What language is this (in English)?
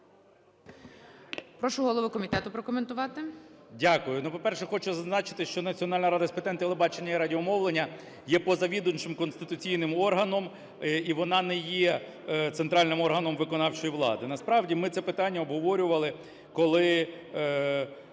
Ukrainian